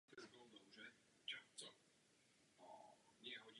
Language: Czech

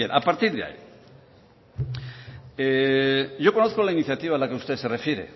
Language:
Spanish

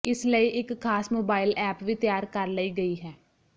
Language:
Punjabi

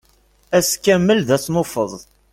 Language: Kabyle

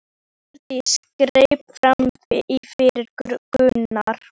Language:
Icelandic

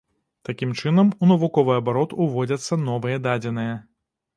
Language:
Belarusian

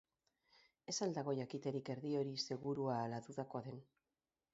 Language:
Basque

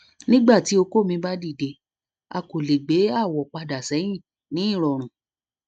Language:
Yoruba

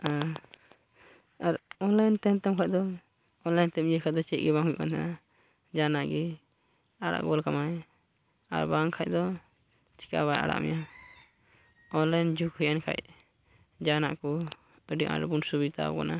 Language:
Santali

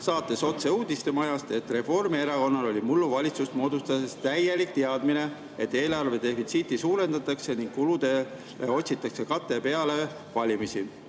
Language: Estonian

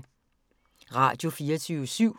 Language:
Danish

